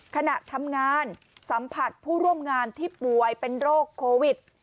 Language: Thai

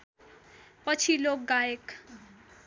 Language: Nepali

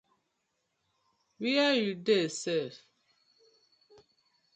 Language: Nigerian Pidgin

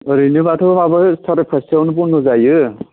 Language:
Bodo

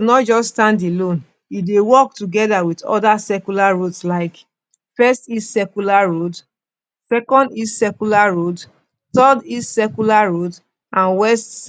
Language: Nigerian Pidgin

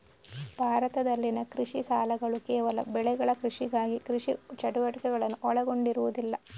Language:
Kannada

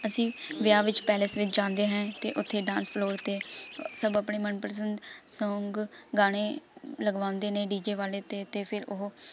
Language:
Punjabi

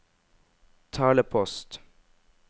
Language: Norwegian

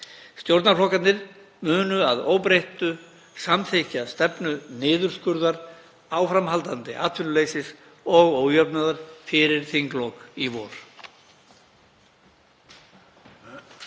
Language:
Icelandic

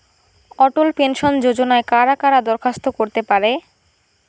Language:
Bangla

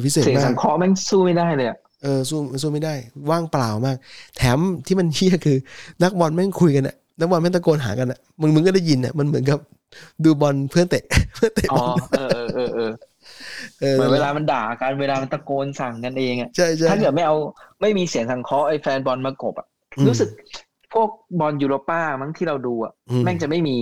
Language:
Thai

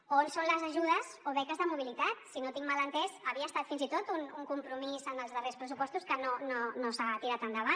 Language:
Catalan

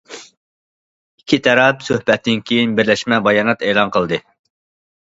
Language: Uyghur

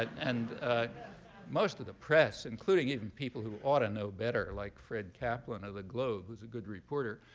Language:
English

